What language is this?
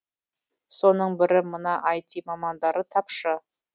Kazakh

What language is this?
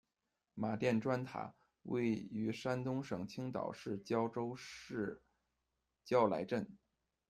Chinese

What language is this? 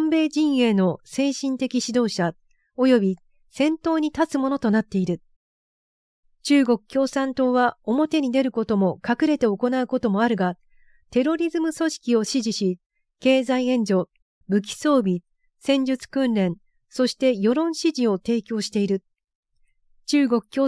Japanese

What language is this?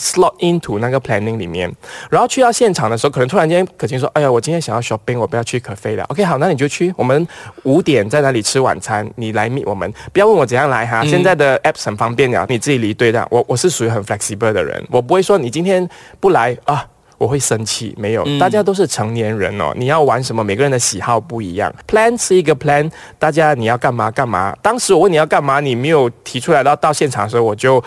Chinese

